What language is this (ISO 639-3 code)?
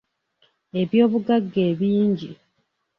lug